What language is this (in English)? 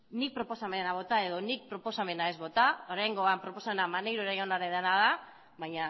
Basque